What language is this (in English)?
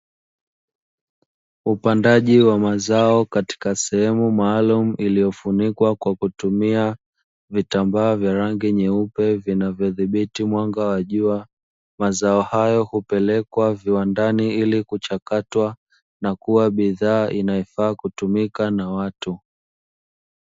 Swahili